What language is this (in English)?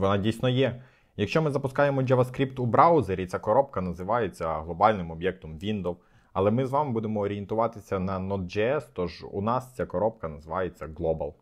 Ukrainian